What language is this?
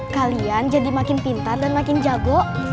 Indonesian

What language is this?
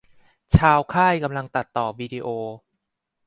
Thai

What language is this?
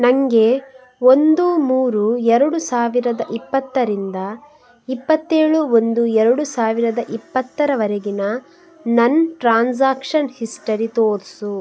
Kannada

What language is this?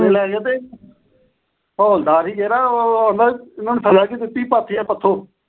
Punjabi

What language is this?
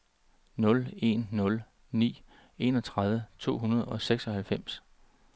Danish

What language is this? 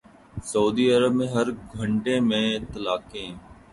Urdu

